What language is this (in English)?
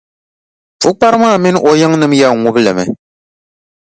Dagbani